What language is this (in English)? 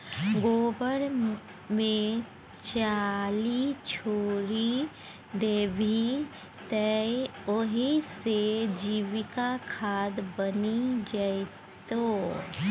Maithili